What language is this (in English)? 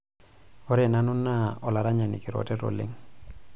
Masai